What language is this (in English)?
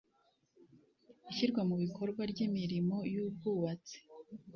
Kinyarwanda